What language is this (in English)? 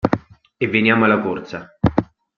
Italian